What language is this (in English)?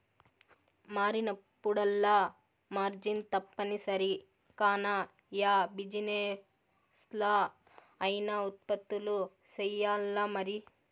Telugu